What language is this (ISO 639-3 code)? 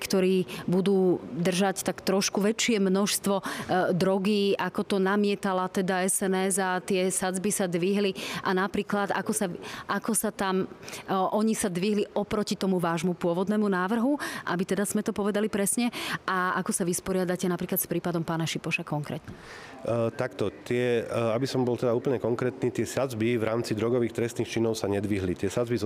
slk